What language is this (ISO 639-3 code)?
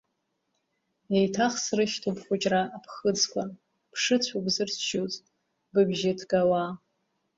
abk